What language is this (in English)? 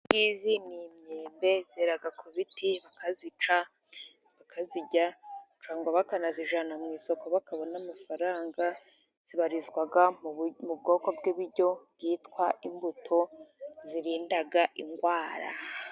Kinyarwanda